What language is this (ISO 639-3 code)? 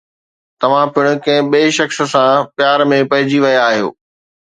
snd